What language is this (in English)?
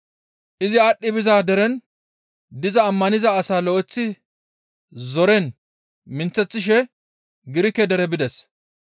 Gamo